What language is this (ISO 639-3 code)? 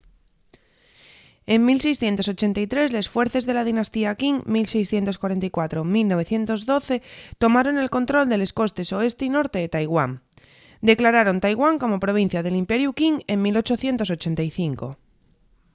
ast